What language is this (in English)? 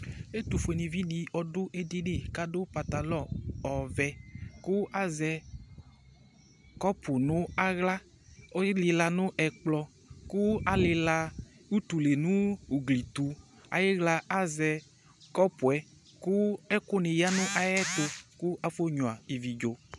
Ikposo